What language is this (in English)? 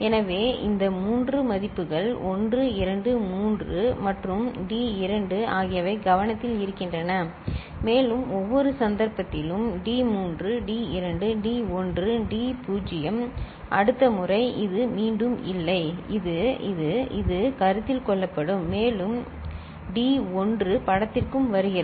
Tamil